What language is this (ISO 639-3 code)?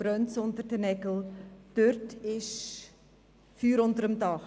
gsw